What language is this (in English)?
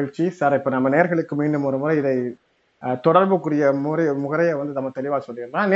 Tamil